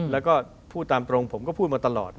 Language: Thai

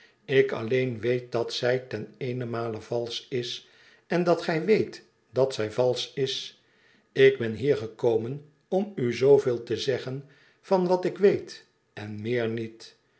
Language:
Dutch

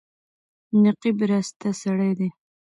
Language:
Pashto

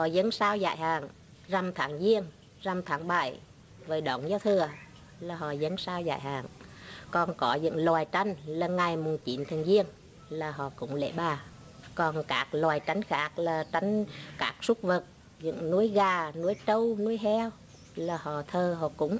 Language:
Vietnamese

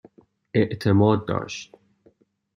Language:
Persian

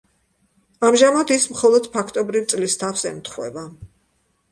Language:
Georgian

